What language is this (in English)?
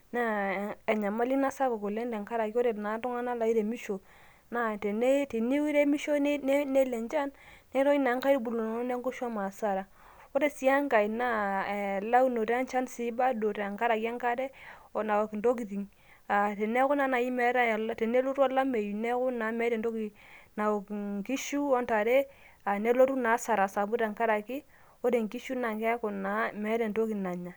Masai